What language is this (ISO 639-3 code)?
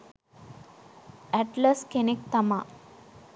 sin